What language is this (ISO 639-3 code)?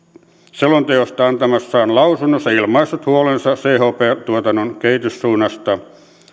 fin